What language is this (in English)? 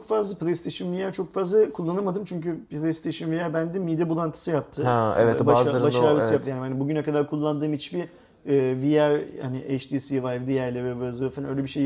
Turkish